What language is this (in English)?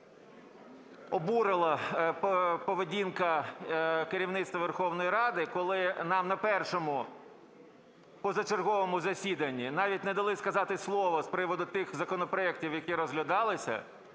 Ukrainian